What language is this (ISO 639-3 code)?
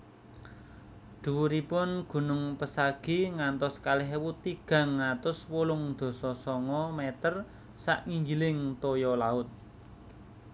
jav